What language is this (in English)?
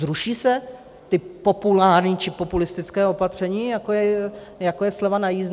Czech